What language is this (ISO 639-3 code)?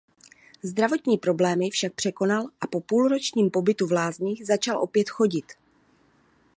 ces